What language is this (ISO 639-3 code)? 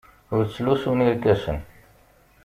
kab